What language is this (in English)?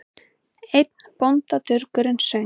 Icelandic